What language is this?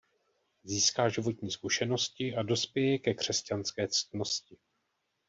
Czech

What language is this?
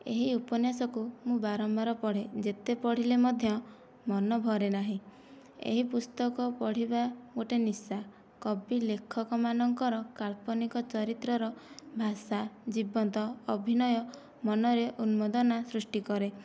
Odia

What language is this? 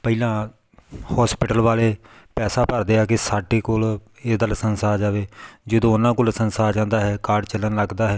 Punjabi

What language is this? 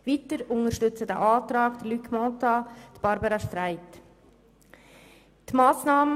Swiss German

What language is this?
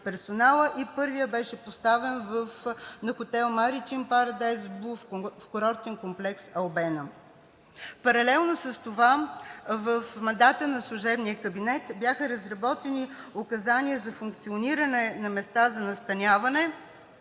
Bulgarian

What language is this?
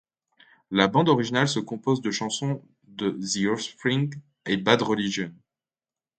French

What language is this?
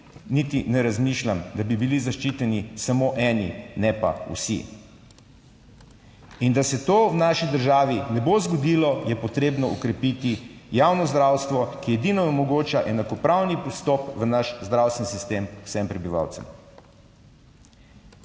Slovenian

